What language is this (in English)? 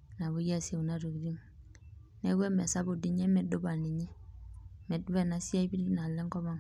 Masai